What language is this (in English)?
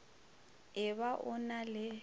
Northern Sotho